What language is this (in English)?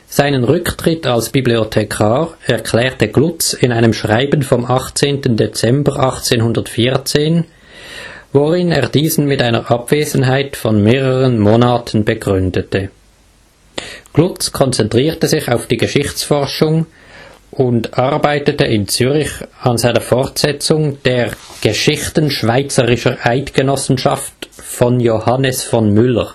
German